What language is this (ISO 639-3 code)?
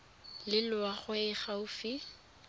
tsn